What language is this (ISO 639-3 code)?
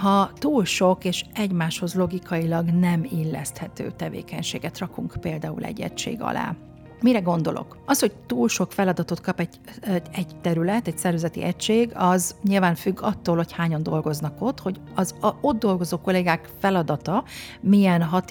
hun